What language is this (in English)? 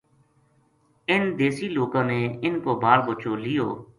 Gujari